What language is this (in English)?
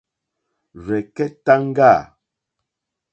Mokpwe